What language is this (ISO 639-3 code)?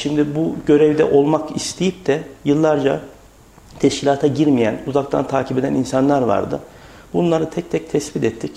tur